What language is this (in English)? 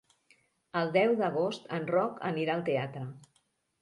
Catalan